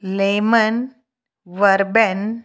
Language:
Sindhi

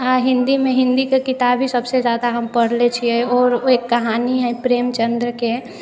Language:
Maithili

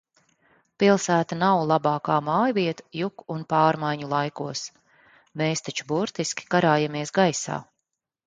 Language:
Latvian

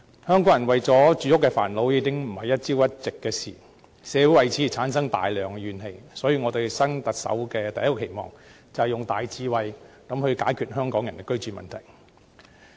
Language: Cantonese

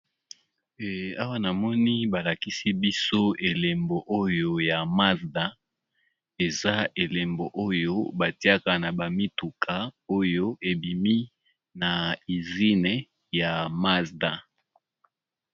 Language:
Lingala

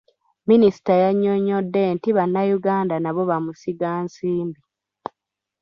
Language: Ganda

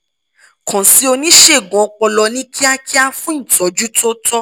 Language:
Yoruba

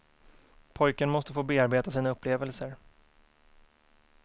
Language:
Swedish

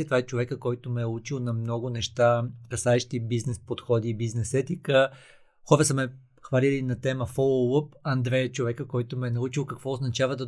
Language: Bulgarian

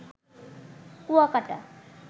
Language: Bangla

